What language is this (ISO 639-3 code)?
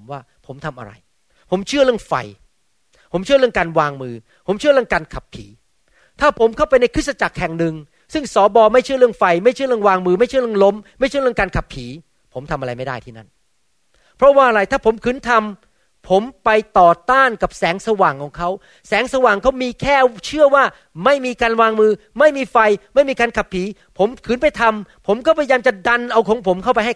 tha